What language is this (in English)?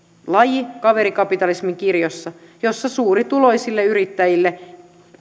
Finnish